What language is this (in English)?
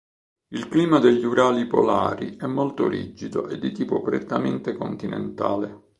Italian